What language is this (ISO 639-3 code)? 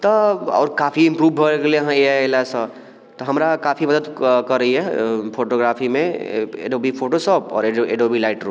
mai